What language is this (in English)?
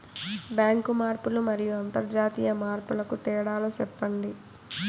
Telugu